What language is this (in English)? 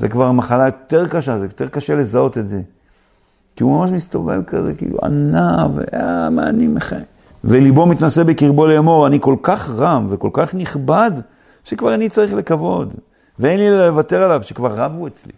Hebrew